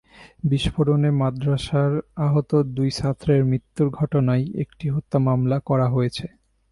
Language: Bangla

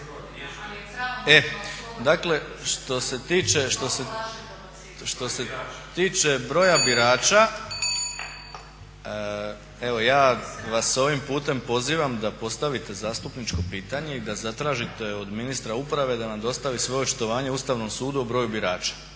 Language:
Croatian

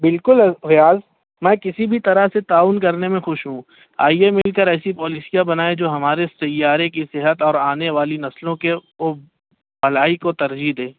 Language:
Urdu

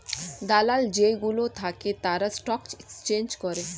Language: Bangla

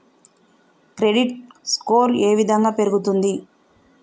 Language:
Telugu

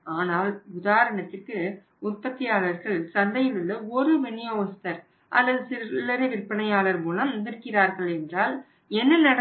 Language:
Tamil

